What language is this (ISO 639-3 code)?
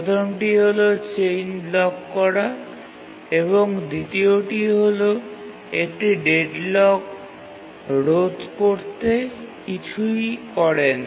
ben